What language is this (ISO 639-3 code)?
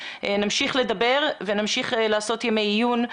heb